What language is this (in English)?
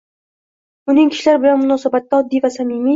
Uzbek